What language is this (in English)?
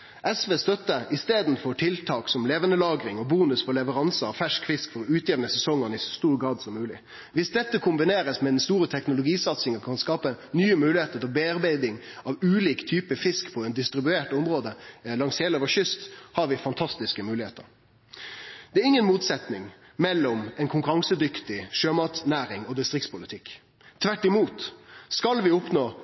Norwegian Nynorsk